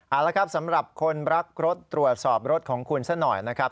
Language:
Thai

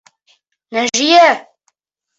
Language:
Bashkir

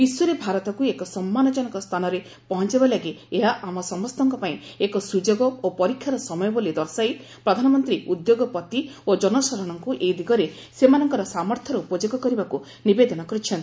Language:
Odia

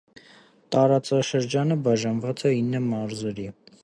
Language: Armenian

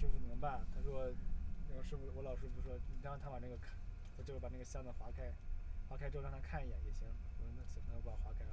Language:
Chinese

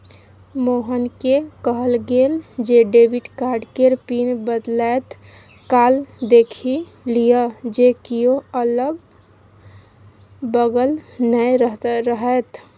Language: Maithili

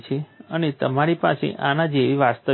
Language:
Gujarati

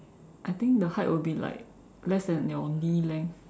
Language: English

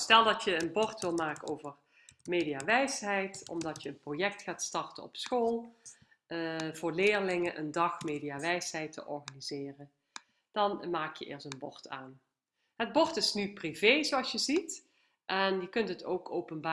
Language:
Dutch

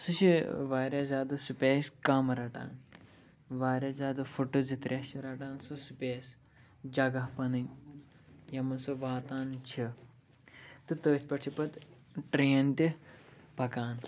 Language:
Kashmiri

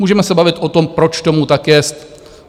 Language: Czech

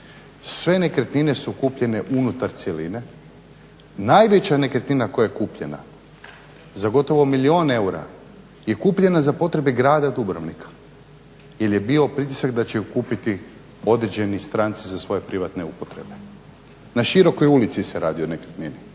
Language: Croatian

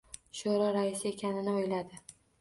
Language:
Uzbek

